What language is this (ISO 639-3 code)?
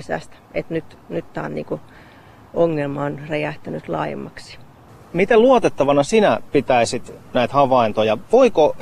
fin